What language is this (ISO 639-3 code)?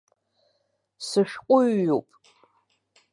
abk